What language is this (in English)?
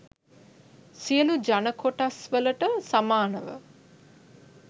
Sinhala